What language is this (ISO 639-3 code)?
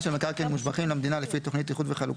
heb